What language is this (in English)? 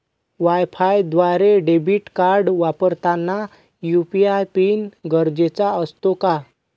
Marathi